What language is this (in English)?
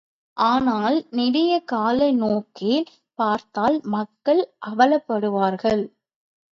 Tamil